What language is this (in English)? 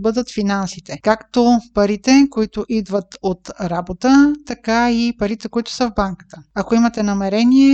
Bulgarian